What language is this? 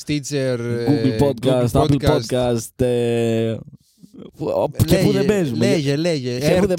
Greek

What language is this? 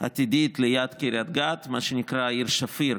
Hebrew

